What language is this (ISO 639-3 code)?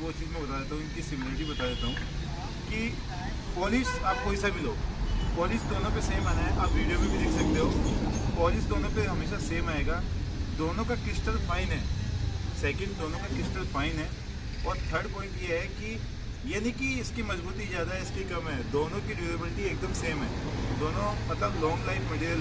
hin